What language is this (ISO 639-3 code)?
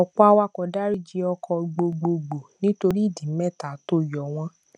yor